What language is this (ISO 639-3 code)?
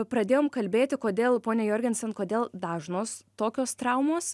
lit